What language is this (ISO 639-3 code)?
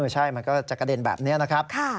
tha